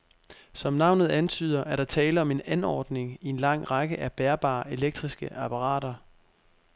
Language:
Danish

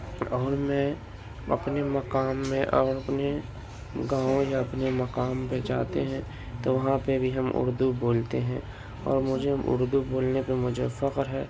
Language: Urdu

